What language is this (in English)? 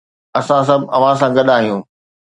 Sindhi